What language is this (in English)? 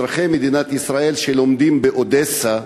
Hebrew